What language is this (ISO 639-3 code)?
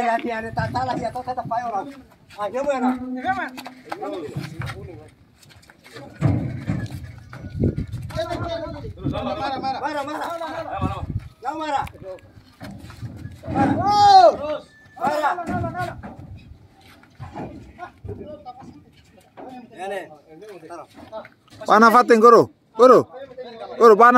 ind